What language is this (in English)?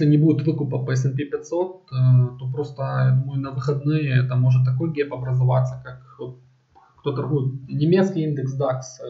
Russian